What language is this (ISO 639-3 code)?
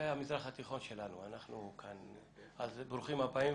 heb